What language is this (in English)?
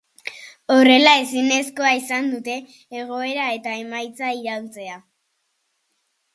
Basque